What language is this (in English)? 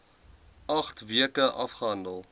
Afrikaans